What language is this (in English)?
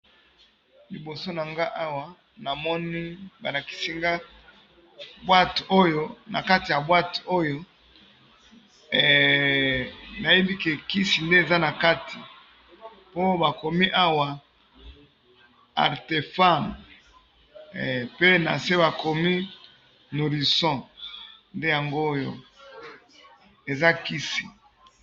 Lingala